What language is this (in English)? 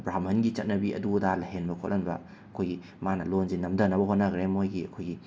Manipuri